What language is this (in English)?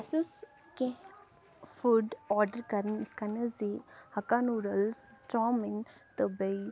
Kashmiri